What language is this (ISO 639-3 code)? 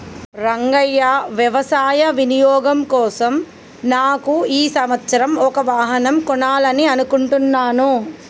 tel